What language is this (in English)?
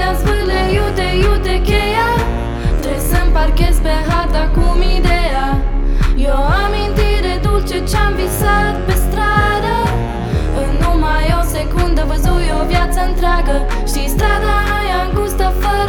Romanian